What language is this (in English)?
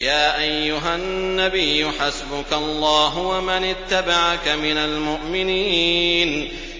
Arabic